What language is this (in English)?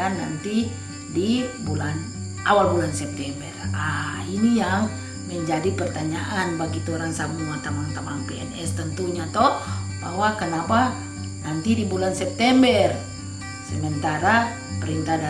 Indonesian